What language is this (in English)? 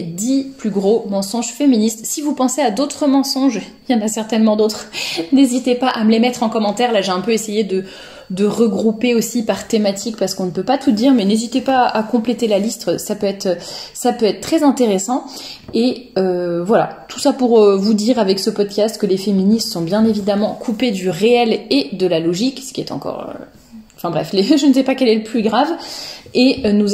French